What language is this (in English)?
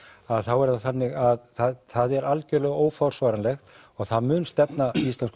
Icelandic